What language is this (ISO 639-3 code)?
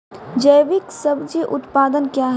mai